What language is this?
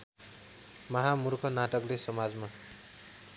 Nepali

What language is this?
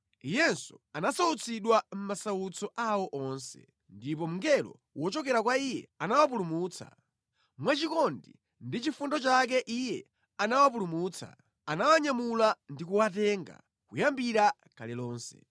Nyanja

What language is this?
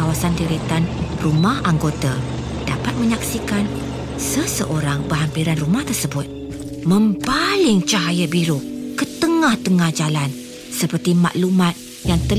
Malay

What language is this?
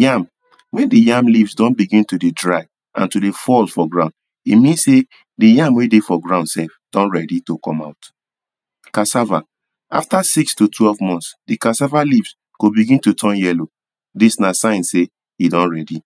Nigerian Pidgin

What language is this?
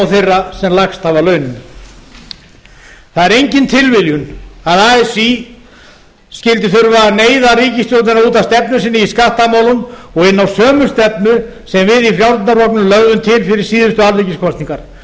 Icelandic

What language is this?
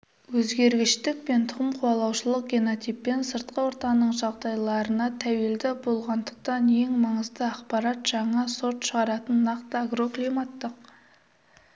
Kazakh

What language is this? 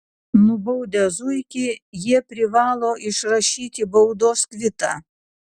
Lithuanian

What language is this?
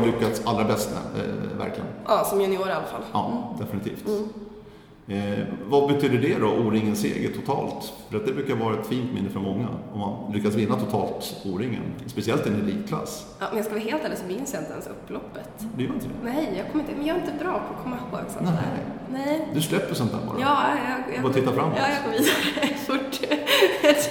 Swedish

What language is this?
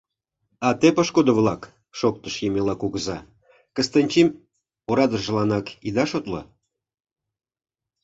Mari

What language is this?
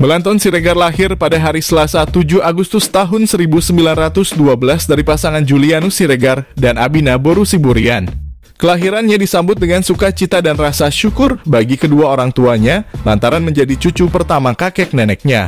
Indonesian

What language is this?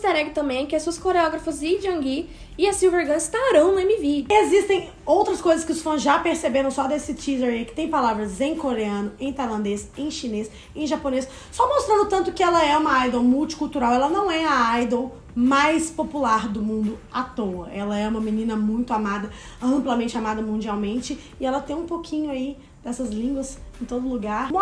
Portuguese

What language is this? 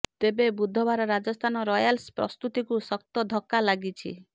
Odia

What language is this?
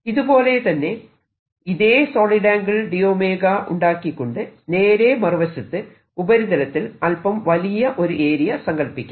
Malayalam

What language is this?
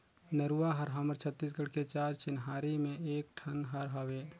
Chhattisgarhi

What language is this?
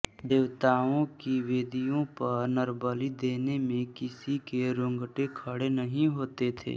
Hindi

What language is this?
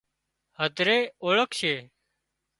Wadiyara Koli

